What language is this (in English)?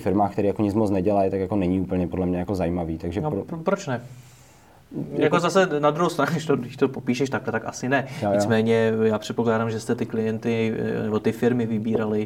Czech